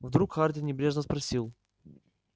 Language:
Russian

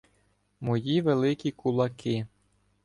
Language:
Ukrainian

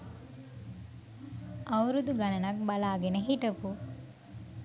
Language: Sinhala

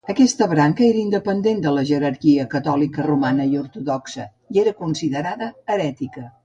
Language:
Catalan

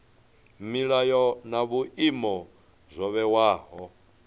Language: Venda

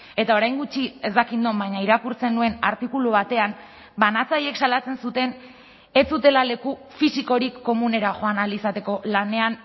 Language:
Basque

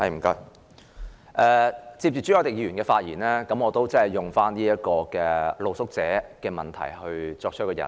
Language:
Cantonese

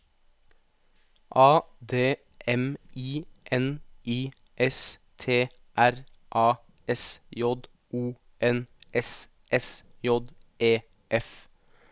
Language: Norwegian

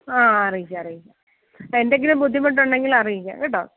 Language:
Malayalam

